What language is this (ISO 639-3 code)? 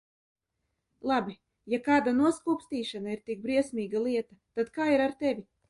lav